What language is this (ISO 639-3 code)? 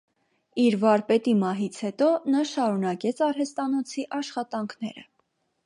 hye